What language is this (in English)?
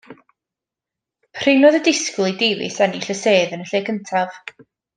Welsh